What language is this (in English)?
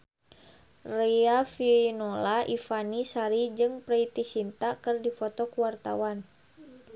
Sundanese